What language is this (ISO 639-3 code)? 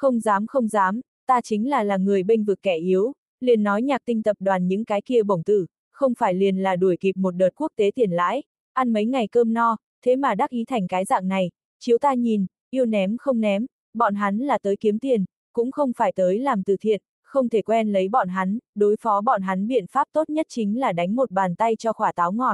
vie